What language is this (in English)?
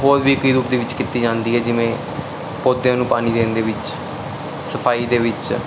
Punjabi